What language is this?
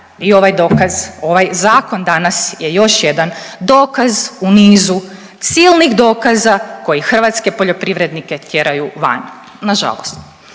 Croatian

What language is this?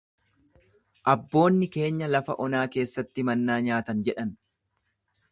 Oromo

